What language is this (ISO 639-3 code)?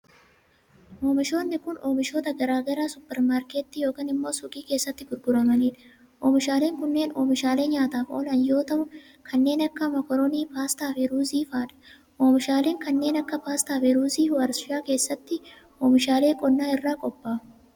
orm